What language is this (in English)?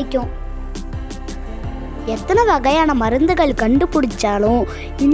Indonesian